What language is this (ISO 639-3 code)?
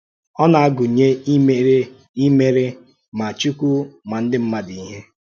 ibo